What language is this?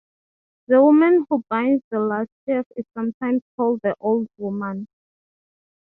English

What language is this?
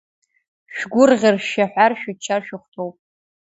Abkhazian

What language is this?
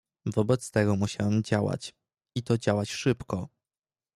Polish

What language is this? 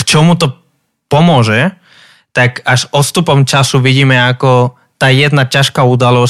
Slovak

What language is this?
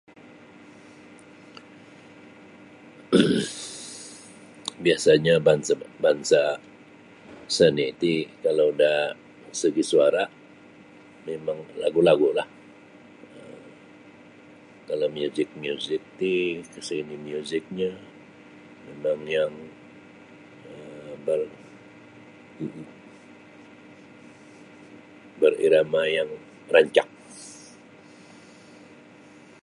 Sabah Bisaya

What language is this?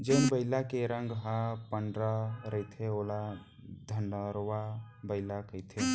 Chhattisgarhi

